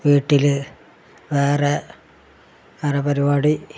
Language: Malayalam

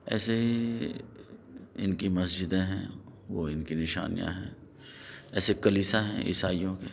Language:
Urdu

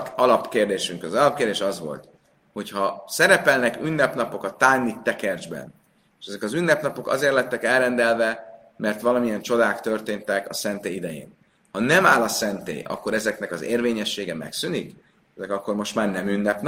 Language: Hungarian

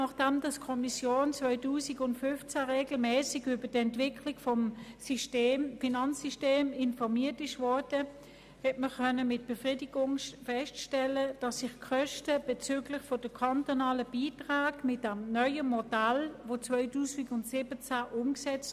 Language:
Swiss German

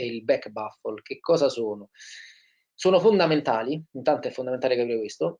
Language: Italian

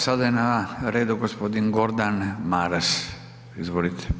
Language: Croatian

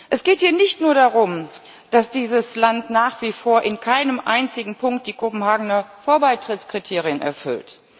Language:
German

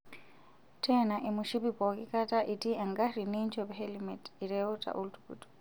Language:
Masai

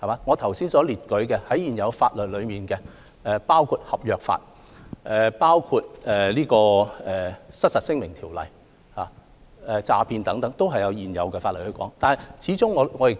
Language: Cantonese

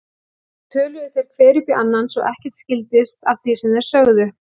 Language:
Icelandic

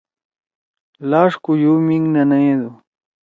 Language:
Torwali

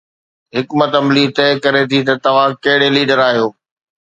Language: Sindhi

